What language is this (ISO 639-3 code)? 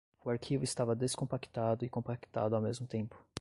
por